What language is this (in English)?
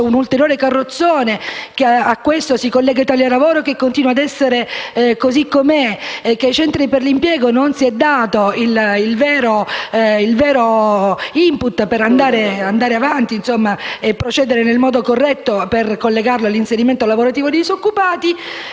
Italian